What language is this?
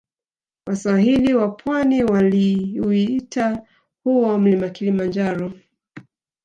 Swahili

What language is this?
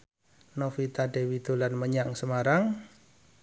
Javanese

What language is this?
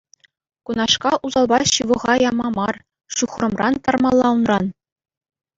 Chuvash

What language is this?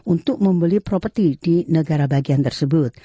Indonesian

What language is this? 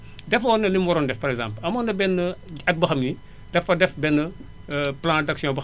Wolof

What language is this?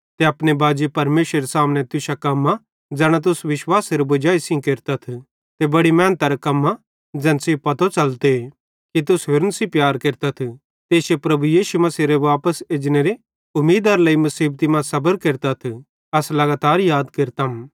Bhadrawahi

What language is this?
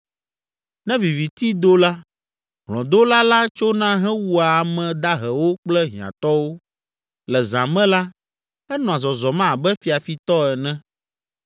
Ewe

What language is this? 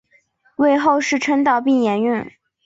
Chinese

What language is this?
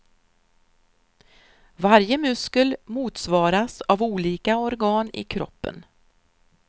Swedish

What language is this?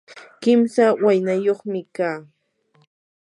Yanahuanca Pasco Quechua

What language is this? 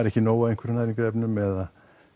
Icelandic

